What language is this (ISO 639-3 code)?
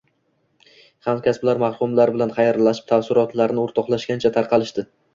uzb